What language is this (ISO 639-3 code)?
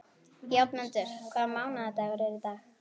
isl